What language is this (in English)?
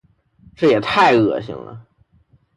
Chinese